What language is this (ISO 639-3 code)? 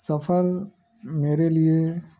urd